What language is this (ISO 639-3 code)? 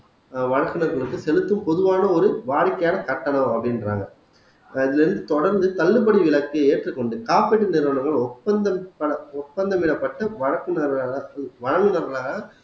tam